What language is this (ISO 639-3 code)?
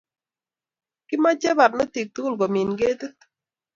kln